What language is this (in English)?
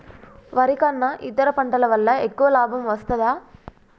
Telugu